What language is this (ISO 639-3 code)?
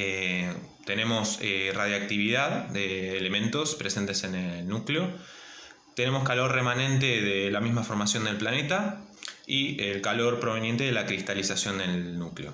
spa